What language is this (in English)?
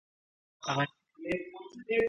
Ganda